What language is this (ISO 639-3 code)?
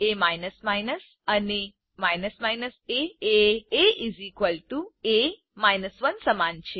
guj